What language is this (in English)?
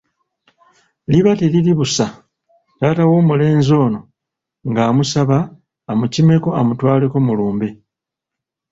Ganda